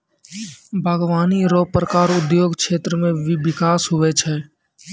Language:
Maithili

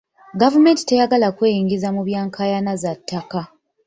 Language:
Ganda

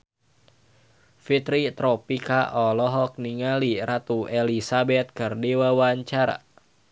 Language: Sundanese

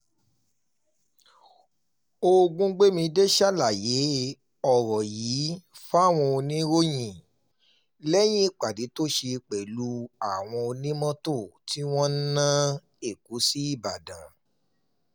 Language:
Yoruba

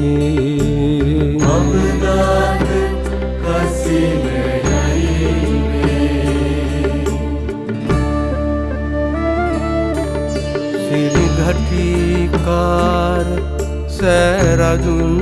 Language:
Sinhala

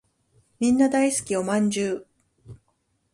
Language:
Japanese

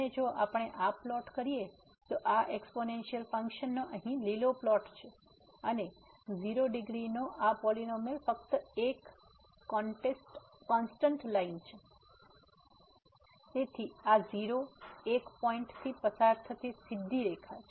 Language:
Gujarati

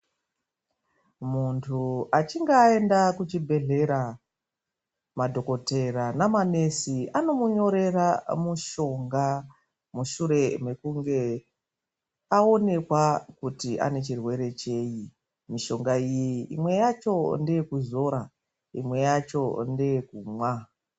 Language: Ndau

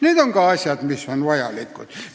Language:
Estonian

